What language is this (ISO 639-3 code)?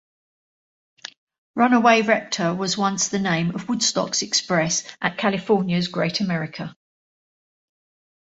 eng